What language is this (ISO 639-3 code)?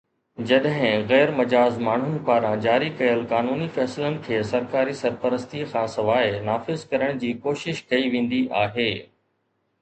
snd